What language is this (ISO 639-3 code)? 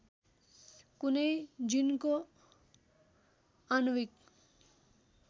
nep